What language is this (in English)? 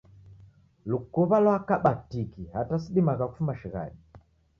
Taita